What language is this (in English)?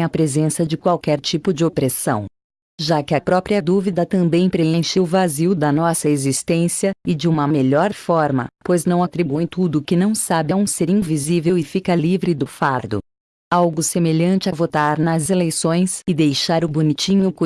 Portuguese